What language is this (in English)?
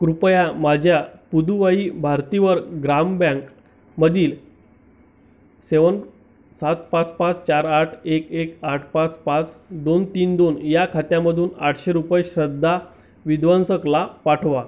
Marathi